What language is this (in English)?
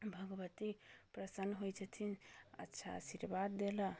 Maithili